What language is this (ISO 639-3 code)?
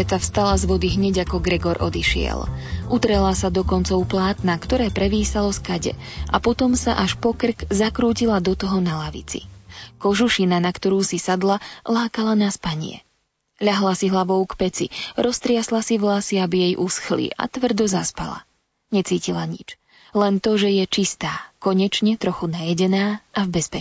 slk